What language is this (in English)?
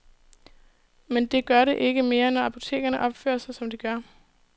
Danish